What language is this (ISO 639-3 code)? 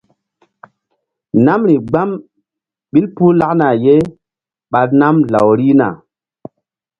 mdd